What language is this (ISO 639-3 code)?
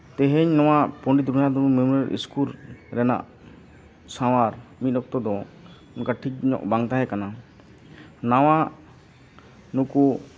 sat